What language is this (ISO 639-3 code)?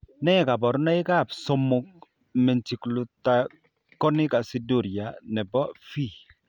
kln